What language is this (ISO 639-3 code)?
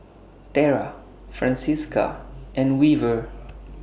eng